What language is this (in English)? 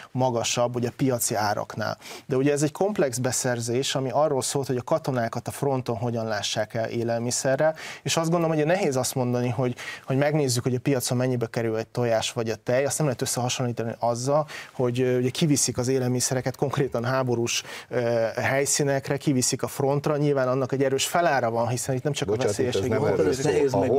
Hungarian